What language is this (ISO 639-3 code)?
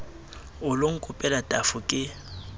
sot